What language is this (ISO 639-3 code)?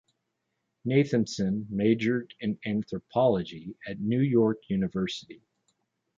eng